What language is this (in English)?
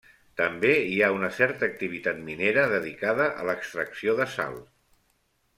Catalan